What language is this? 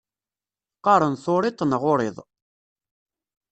Kabyle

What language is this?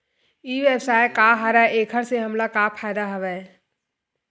Chhattisgarhi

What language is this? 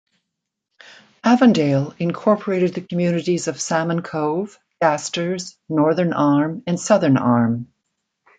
English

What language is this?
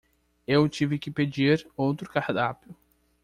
Portuguese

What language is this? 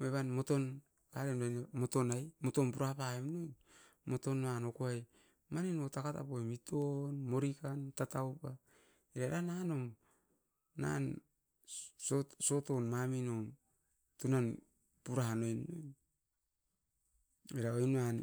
Askopan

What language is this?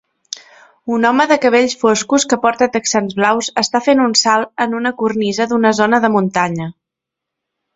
Catalan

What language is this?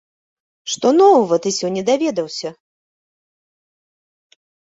Belarusian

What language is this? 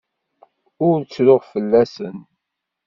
Kabyle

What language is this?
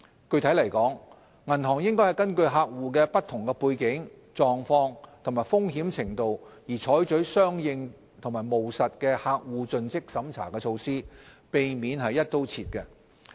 Cantonese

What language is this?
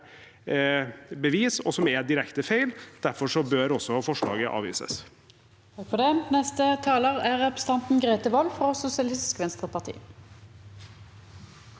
Norwegian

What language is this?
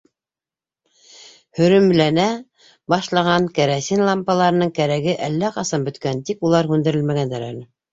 Bashkir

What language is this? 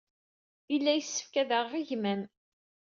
Kabyle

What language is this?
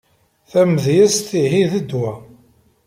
Kabyle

